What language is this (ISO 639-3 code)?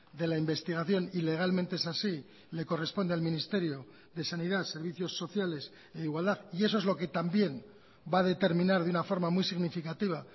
spa